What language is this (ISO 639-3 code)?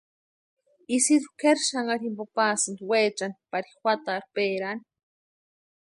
pua